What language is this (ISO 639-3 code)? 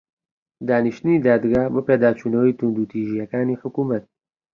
ckb